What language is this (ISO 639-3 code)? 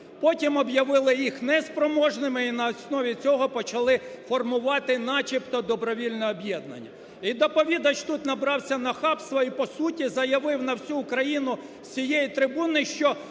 ukr